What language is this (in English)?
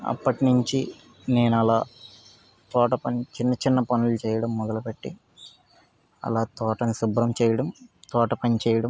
Telugu